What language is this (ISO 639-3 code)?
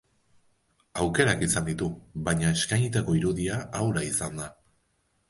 eus